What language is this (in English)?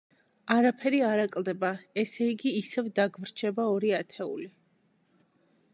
Georgian